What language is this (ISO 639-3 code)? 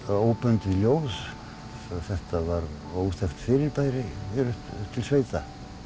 isl